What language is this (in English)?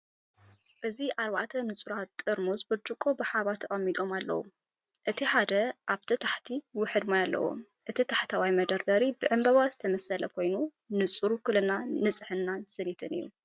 Tigrinya